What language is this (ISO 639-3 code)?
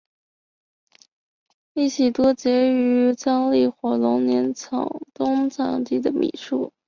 zho